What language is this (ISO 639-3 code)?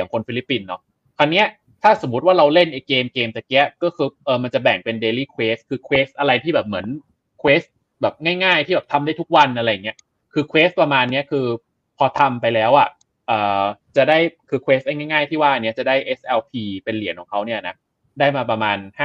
tha